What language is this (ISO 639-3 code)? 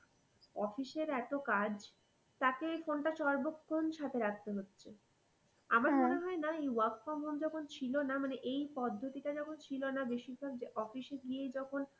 ben